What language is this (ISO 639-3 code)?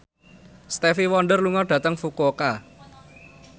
jav